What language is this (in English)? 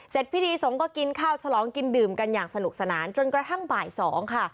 Thai